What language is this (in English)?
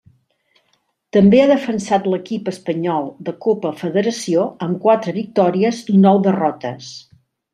Catalan